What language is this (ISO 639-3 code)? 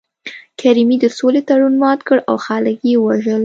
pus